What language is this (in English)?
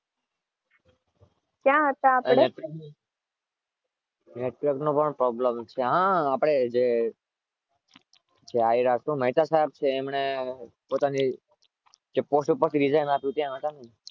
Gujarati